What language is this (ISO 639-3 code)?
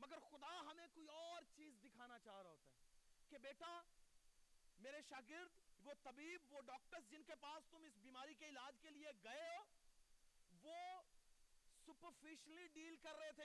urd